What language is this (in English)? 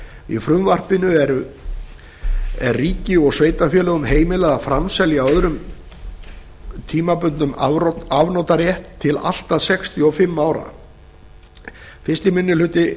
Icelandic